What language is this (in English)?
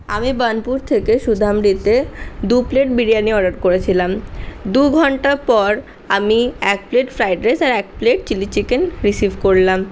Bangla